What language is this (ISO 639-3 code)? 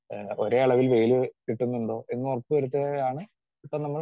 mal